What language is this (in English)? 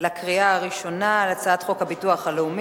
Hebrew